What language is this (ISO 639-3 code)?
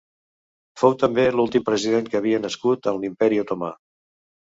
cat